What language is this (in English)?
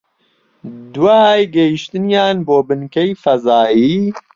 Central Kurdish